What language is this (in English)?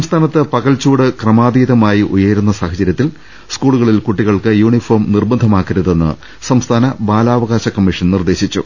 Malayalam